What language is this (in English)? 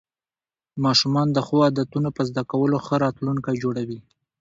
Pashto